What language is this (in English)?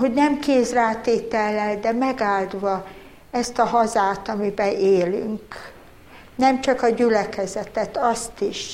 Hungarian